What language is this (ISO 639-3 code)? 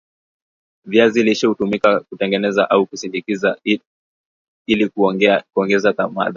swa